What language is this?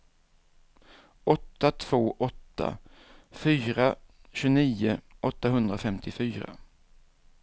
Swedish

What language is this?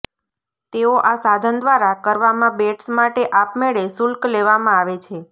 Gujarati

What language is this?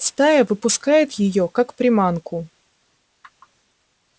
Russian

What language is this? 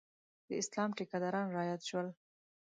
Pashto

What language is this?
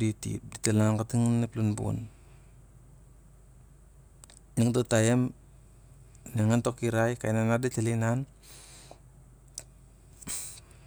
Siar-Lak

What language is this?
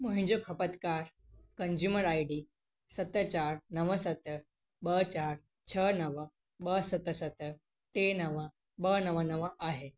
Sindhi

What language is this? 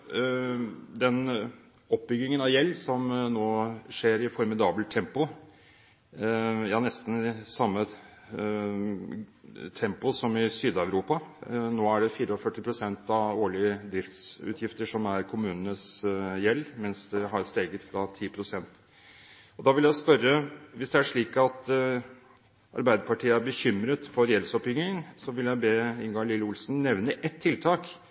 Norwegian Bokmål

